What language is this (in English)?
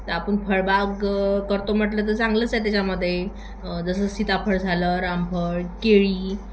Marathi